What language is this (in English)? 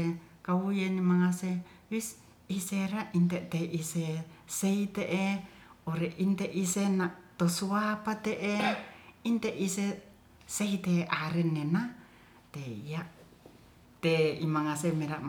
Ratahan